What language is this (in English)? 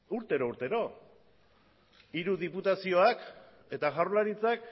Basque